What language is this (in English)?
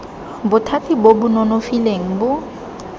Tswana